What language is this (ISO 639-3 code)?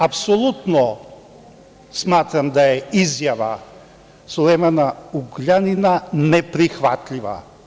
srp